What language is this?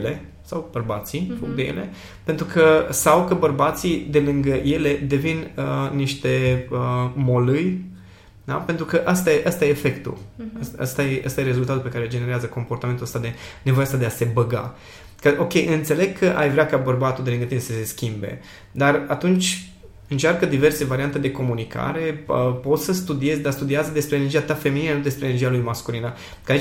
Romanian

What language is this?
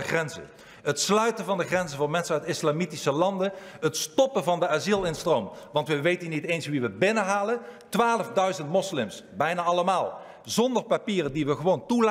Dutch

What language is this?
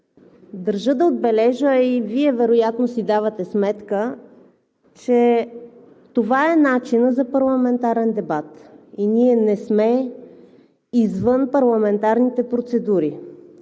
Bulgarian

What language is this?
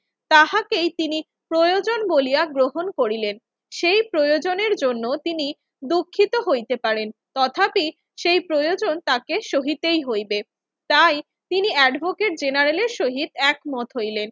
Bangla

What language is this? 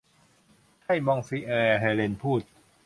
Thai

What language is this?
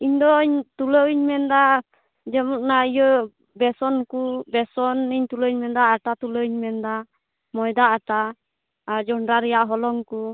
Santali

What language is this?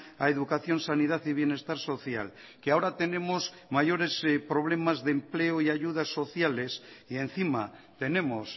Spanish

